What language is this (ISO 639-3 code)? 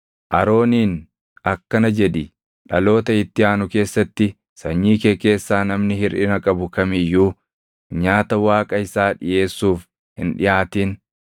orm